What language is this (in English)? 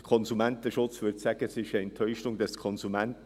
Swiss German